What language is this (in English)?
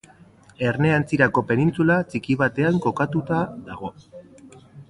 Basque